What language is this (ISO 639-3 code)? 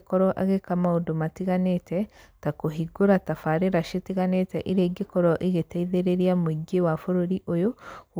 kik